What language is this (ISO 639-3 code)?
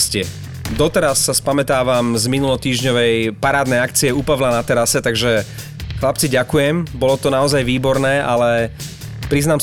slk